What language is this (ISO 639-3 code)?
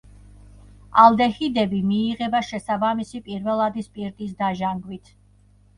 kat